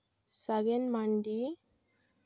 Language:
Santali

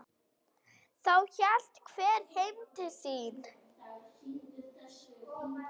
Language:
Icelandic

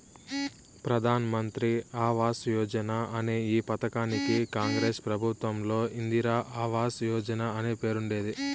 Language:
Telugu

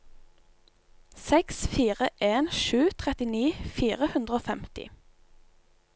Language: Norwegian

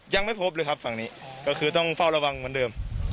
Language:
Thai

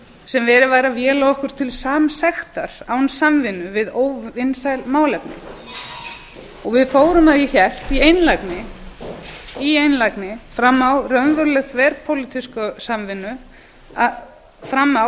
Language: Icelandic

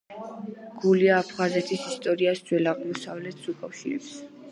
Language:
Georgian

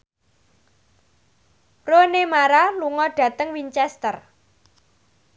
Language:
Javanese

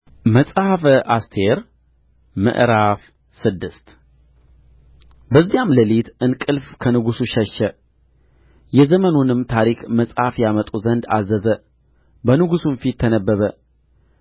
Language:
Amharic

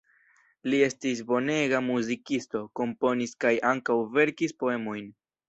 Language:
Esperanto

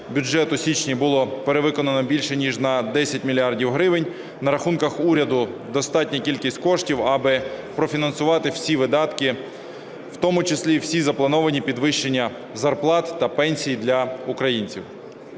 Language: Ukrainian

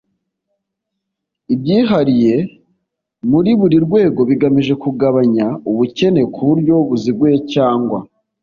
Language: Kinyarwanda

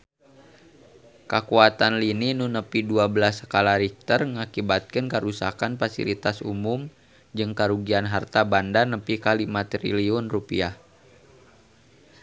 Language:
Sundanese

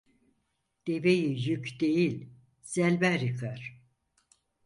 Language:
Turkish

